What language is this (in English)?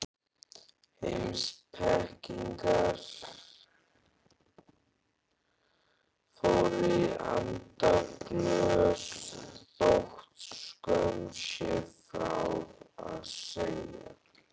Icelandic